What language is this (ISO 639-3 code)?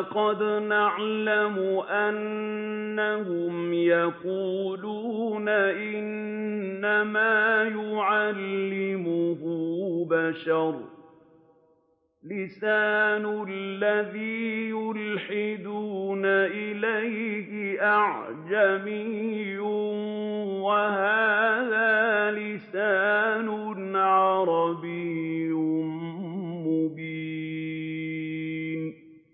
ara